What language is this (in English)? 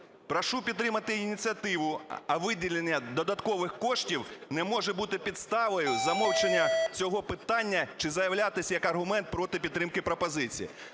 Ukrainian